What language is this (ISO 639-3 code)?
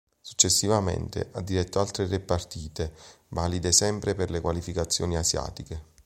ita